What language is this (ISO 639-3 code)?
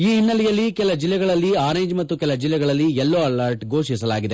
kan